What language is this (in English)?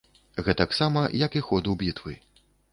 Belarusian